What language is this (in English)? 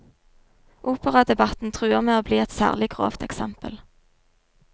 Norwegian